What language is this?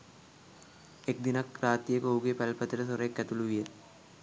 Sinhala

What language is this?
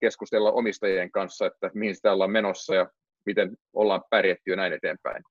Finnish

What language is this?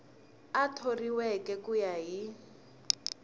Tsonga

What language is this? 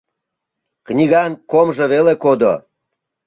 Mari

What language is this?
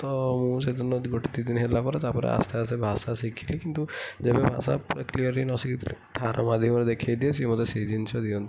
Odia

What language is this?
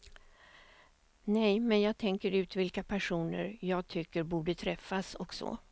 Swedish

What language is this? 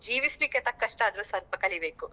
Kannada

